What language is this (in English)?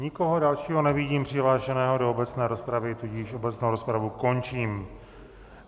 Czech